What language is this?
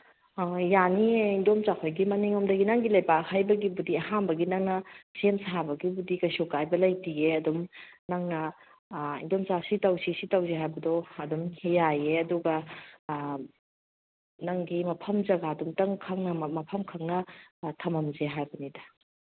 Manipuri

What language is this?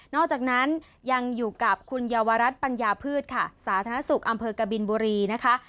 Thai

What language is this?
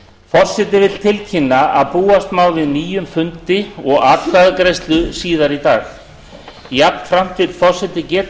Icelandic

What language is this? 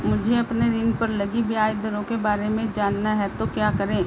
Hindi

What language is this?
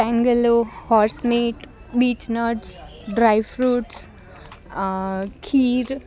Gujarati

